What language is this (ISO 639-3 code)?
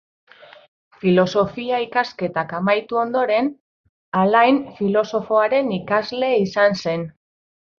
eus